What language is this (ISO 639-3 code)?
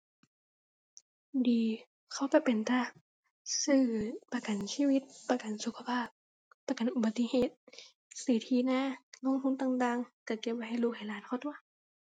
tha